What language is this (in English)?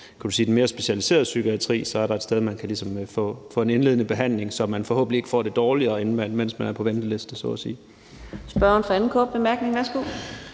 Danish